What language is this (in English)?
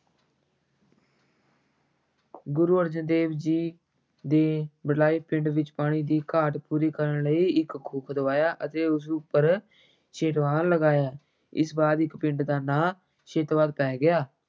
Punjabi